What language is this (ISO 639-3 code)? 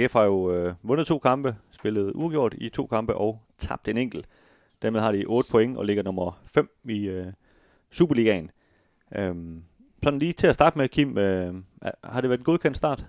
dan